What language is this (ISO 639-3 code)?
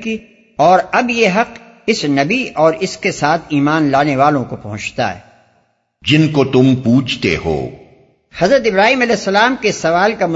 urd